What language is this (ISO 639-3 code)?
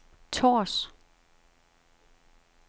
dan